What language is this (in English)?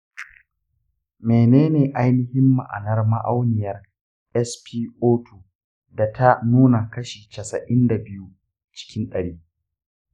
Hausa